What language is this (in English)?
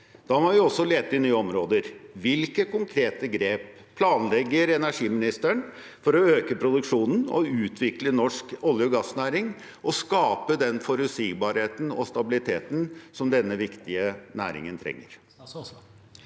Norwegian